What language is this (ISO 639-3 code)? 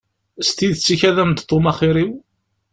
kab